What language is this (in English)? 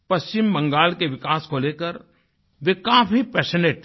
Hindi